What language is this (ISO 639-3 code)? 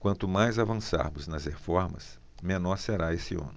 por